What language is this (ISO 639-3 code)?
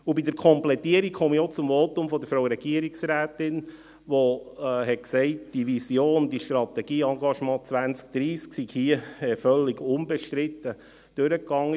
gsw